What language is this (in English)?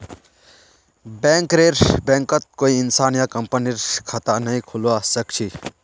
Magahi